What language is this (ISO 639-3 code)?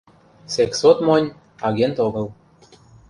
chm